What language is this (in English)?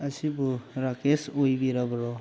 Manipuri